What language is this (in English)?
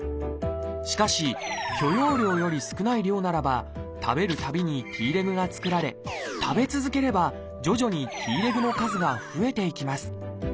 Japanese